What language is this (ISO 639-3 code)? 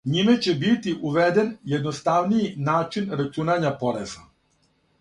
srp